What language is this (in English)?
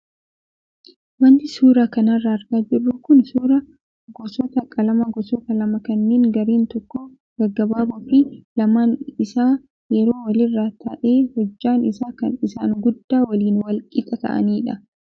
Oromo